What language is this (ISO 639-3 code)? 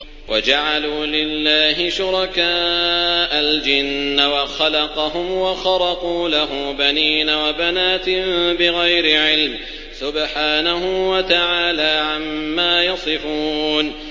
ara